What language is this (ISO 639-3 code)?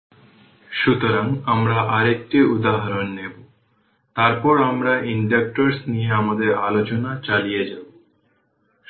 ben